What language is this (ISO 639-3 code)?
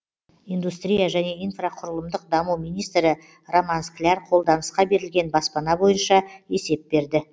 kaz